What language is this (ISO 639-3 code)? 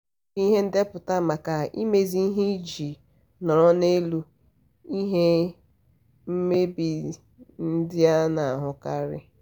ibo